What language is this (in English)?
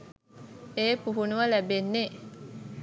Sinhala